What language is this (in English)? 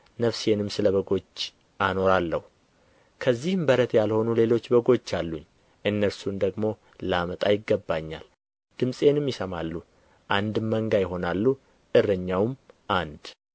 Amharic